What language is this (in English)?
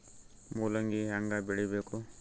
Kannada